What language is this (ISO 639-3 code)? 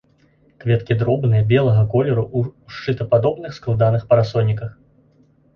bel